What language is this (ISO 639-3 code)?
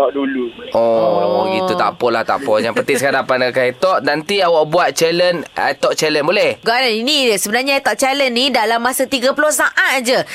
msa